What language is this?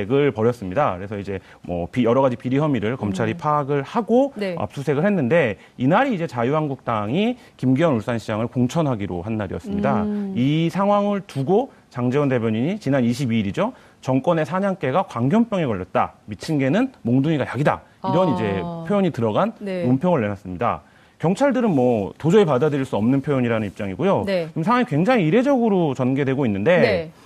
Korean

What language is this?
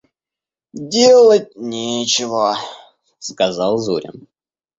Russian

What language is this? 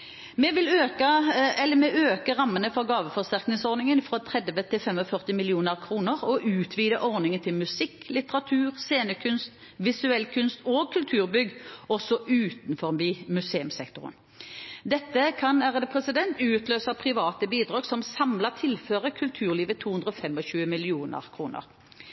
Norwegian Bokmål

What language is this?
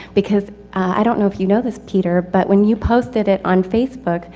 English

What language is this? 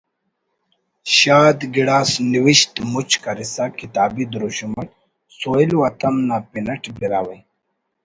Brahui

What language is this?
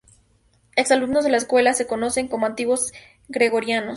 Spanish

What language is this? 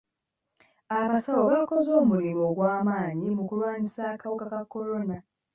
Ganda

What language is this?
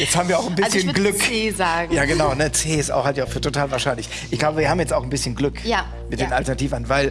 German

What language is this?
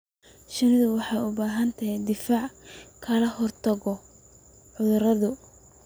Somali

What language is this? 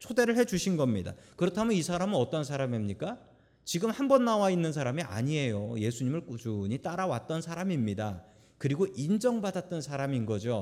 Korean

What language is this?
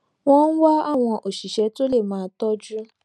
Yoruba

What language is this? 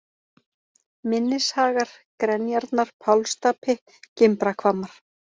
Icelandic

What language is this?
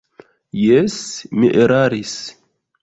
Esperanto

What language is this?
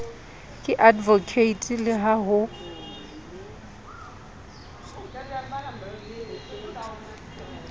Southern Sotho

